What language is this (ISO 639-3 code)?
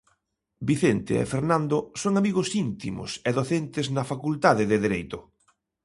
glg